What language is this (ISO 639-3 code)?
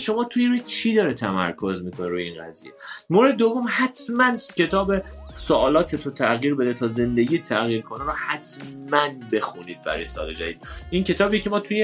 fas